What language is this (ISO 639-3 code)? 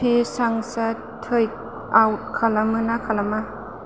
brx